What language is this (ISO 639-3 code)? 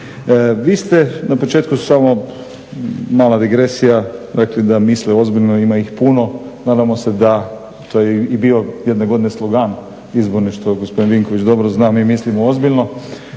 hrv